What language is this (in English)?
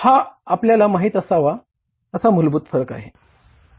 Marathi